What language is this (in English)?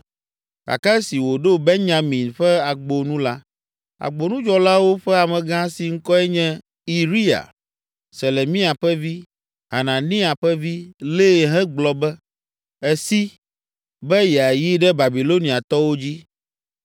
Ewe